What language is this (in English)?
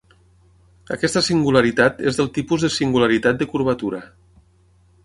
Catalan